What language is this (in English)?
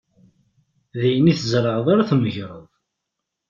Kabyle